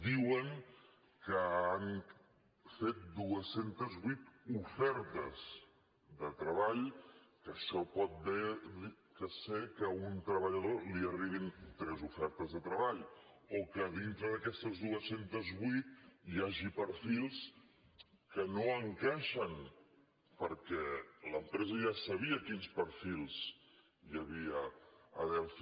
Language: Catalan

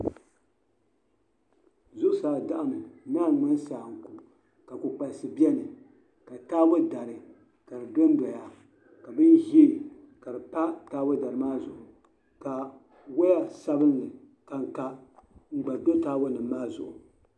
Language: Dagbani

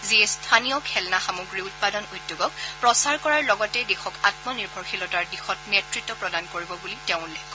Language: Assamese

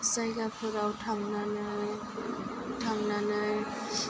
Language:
Bodo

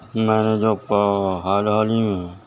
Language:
Urdu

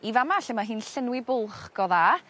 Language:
Welsh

